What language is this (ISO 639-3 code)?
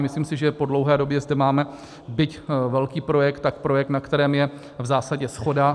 ces